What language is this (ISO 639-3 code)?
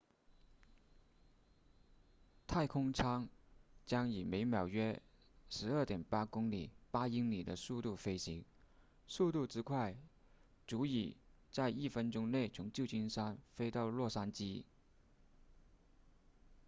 zho